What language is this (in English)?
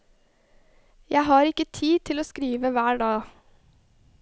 Norwegian